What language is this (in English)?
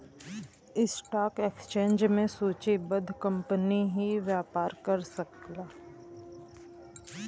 Bhojpuri